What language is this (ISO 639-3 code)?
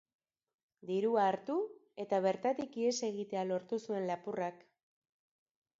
eus